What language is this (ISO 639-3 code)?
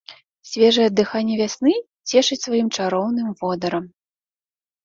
bel